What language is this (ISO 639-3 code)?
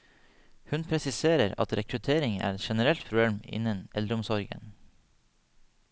nor